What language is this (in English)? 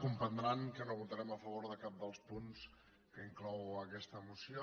Catalan